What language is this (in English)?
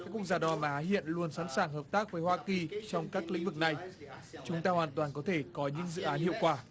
Vietnamese